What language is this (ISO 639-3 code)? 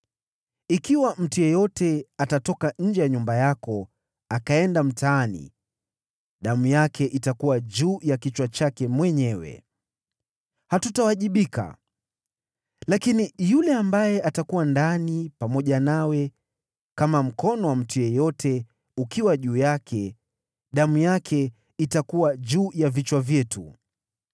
swa